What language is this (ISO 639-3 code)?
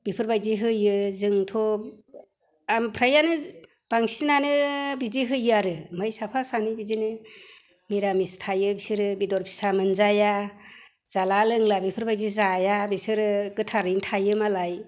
brx